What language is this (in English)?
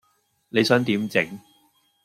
Cantonese